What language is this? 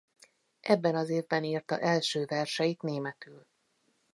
Hungarian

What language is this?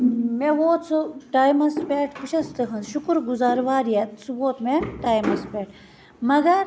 Kashmiri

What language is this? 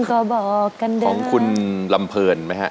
Thai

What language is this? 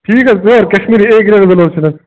Kashmiri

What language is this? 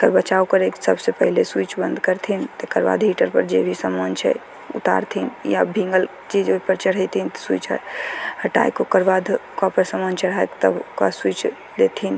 Maithili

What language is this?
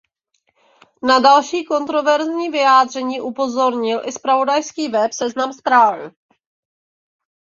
Czech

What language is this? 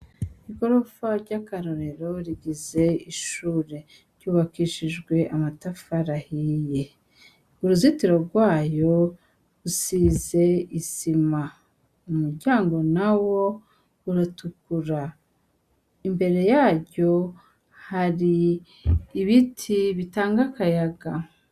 Rundi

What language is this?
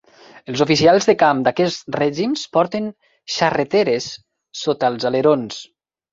Catalan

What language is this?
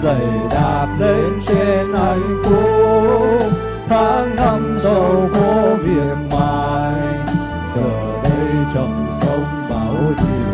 Vietnamese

